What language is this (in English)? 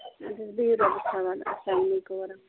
Kashmiri